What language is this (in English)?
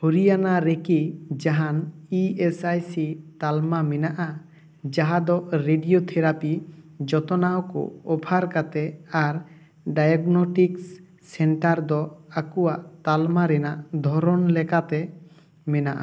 Santali